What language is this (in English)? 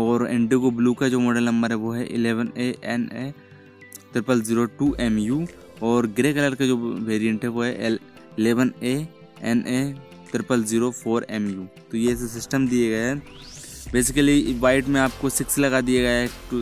Hindi